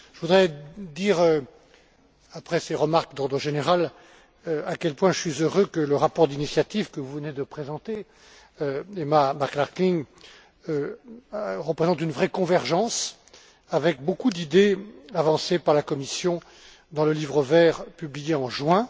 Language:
French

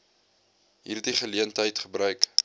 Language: Afrikaans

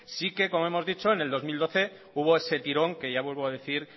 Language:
Spanish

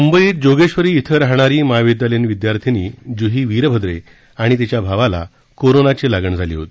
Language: Marathi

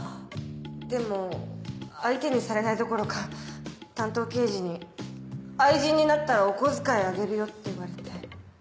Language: Japanese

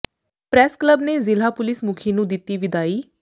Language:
Punjabi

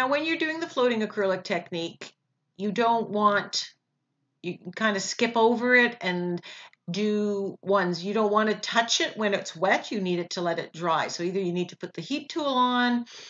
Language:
English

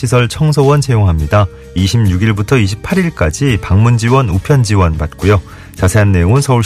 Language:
Korean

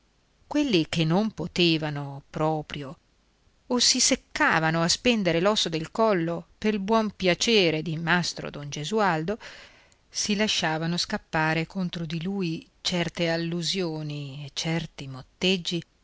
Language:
Italian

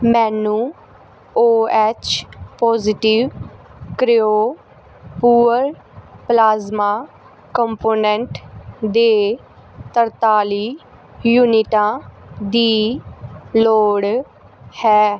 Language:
Punjabi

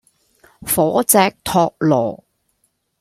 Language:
Cantonese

